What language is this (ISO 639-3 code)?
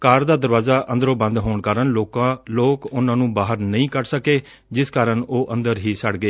pan